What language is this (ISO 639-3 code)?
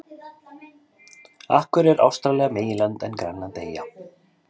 isl